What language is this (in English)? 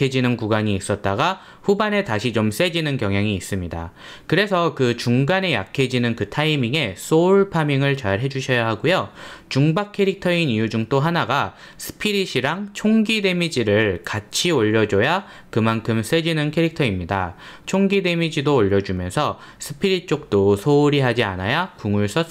Korean